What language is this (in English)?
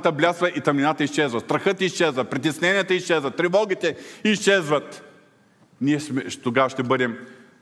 Bulgarian